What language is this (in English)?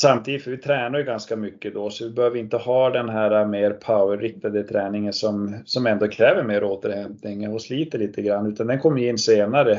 Swedish